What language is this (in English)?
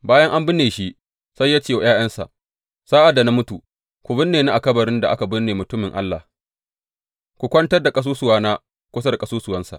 Hausa